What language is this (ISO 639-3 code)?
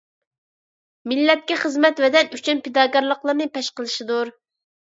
uig